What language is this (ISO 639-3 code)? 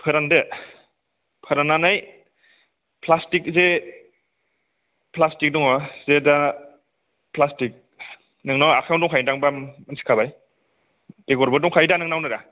brx